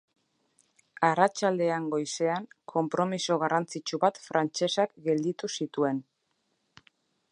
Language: Basque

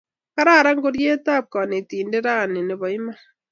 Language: Kalenjin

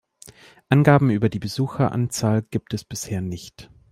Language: German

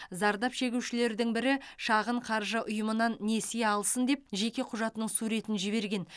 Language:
Kazakh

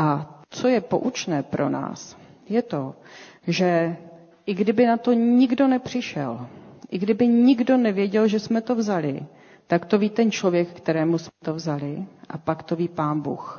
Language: Czech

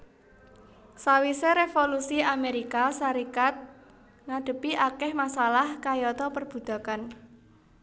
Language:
Javanese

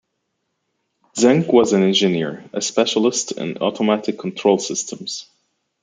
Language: English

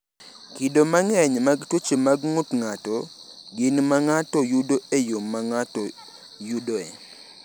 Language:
Luo (Kenya and Tanzania)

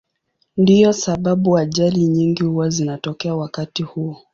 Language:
Swahili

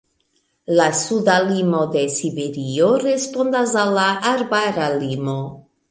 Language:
Esperanto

